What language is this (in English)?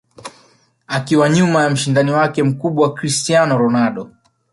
Swahili